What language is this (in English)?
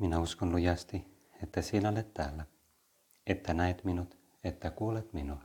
Finnish